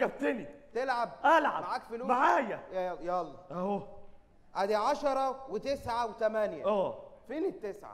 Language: Arabic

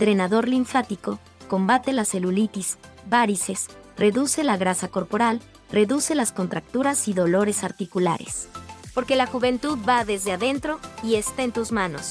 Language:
Spanish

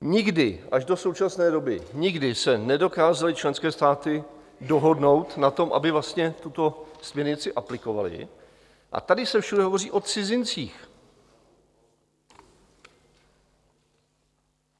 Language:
Czech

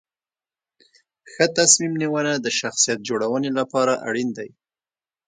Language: Pashto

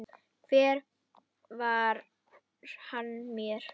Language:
Icelandic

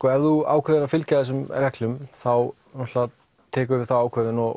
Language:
Icelandic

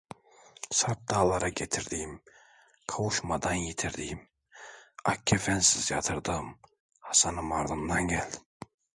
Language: Turkish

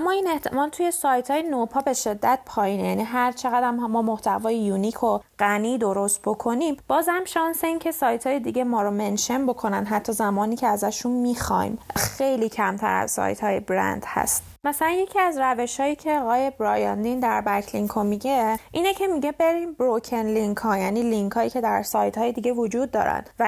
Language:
Persian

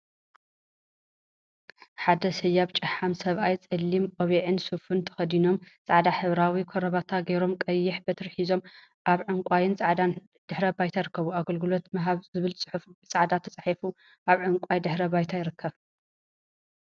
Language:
Tigrinya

